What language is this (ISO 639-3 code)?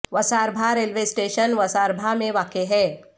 urd